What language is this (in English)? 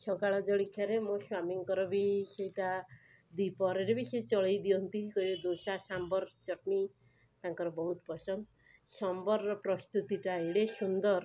Odia